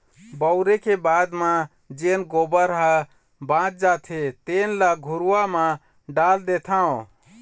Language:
Chhattisgarhi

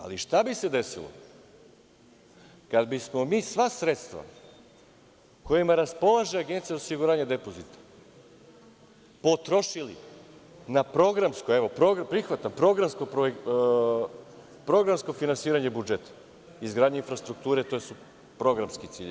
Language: Serbian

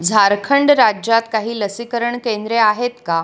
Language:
Marathi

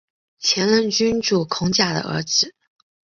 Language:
Chinese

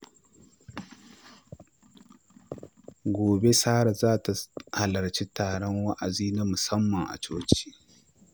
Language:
Hausa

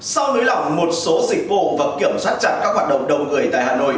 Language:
Vietnamese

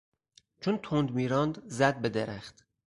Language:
Persian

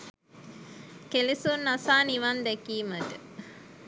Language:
Sinhala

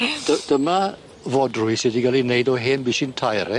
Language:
Welsh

